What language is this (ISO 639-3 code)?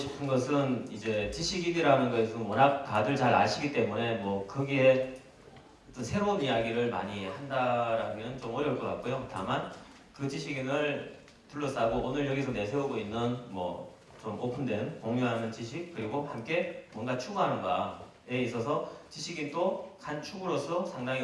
kor